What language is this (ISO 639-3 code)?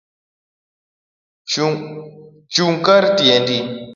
luo